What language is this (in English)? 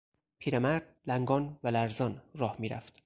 Persian